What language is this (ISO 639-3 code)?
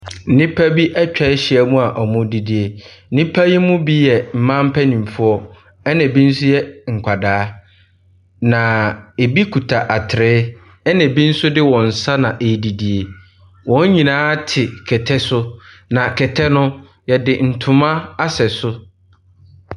aka